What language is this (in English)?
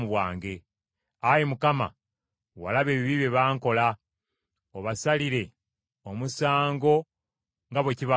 Ganda